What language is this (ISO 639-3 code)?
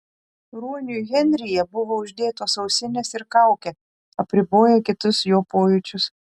lit